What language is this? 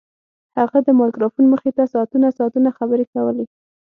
Pashto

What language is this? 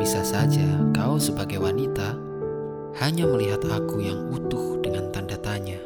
Indonesian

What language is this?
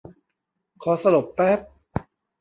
Thai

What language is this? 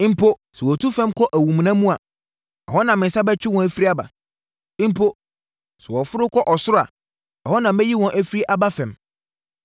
Akan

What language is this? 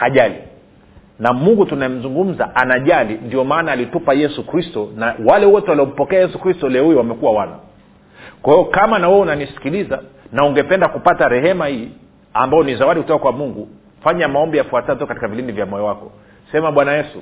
Swahili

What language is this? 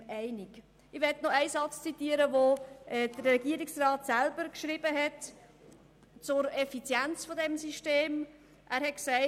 Swiss German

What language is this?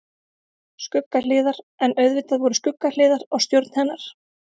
Icelandic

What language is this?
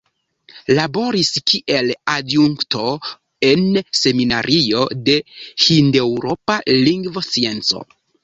Esperanto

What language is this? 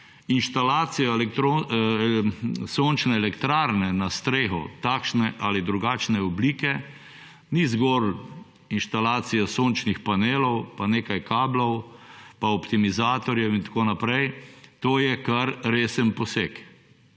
Slovenian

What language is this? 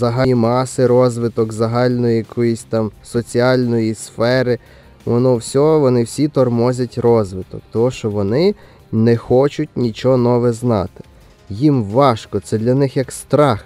Ukrainian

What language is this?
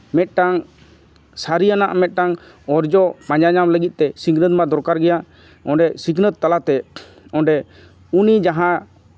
Santali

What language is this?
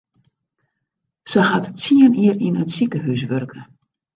Western Frisian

